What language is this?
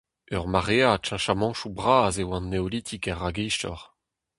Breton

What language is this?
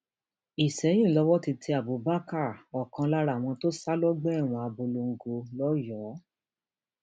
Yoruba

